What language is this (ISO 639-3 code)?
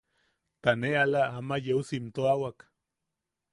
yaq